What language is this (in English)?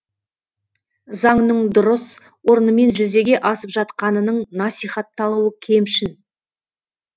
Kazakh